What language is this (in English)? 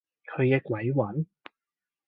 Cantonese